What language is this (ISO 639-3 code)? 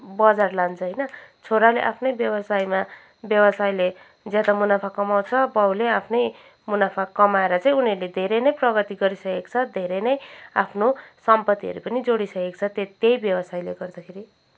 nep